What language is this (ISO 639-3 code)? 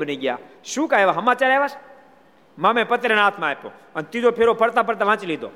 guj